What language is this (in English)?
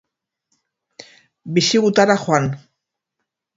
Basque